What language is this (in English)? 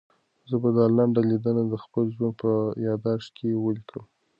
Pashto